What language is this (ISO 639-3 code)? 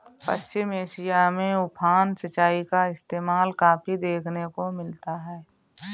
hin